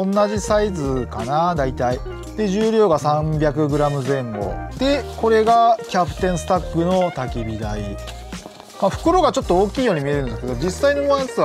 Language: Japanese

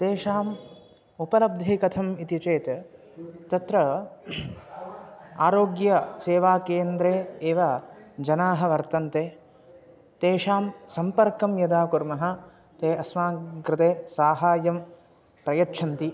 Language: Sanskrit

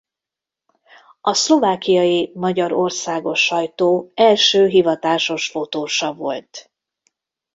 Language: Hungarian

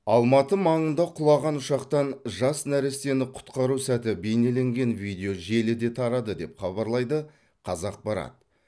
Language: Kazakh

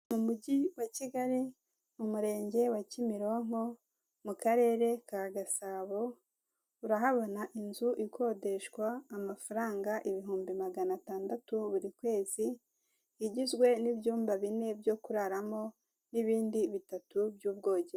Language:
Kinyarwanda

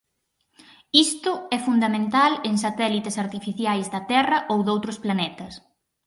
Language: Galician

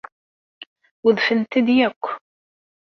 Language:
Kabyle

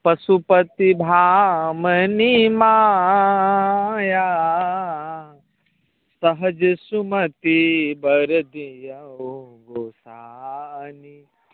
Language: Maithili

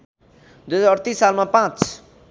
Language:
Nepali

